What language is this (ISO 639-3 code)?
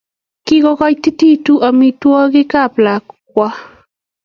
kln